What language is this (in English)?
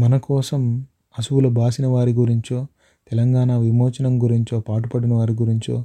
Telugu